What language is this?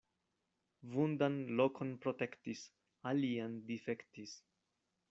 Esperanto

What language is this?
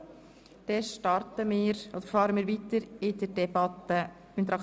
Swiss German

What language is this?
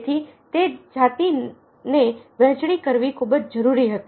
Gujarati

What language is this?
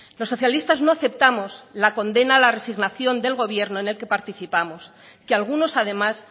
Spanish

